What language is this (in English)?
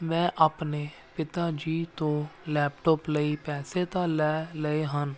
Punjabi